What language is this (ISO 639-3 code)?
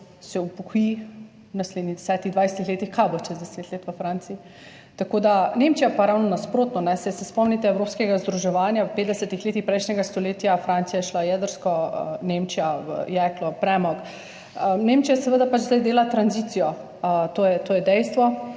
slv